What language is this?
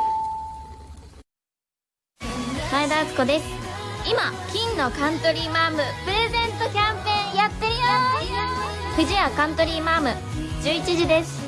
Japanese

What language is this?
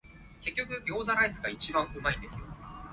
Cantonese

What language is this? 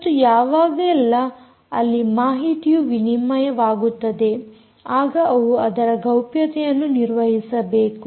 Kannada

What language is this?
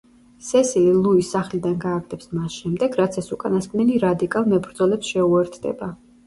Georgian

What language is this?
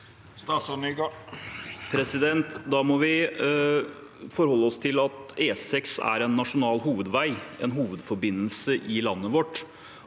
Norwegian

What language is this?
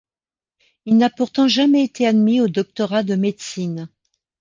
French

